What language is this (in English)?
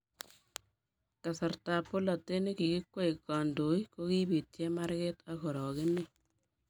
Kalenjin